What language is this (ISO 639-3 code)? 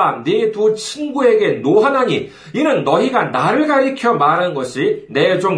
kor